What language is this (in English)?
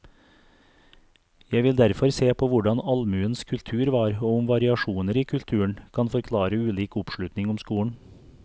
Norwegian